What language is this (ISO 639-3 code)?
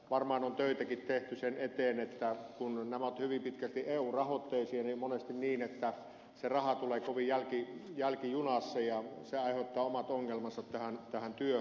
fin